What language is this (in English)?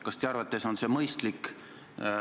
Estonian